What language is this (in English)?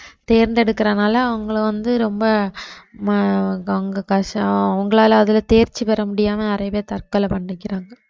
Tamil